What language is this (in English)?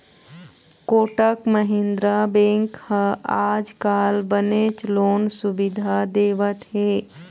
Chhattisgarhi